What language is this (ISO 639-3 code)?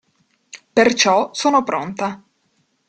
ita